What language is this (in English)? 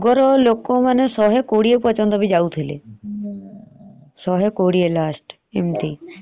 Odia